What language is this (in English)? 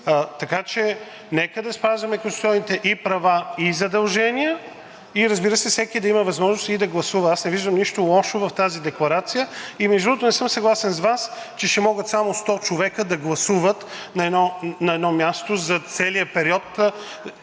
Bulgarian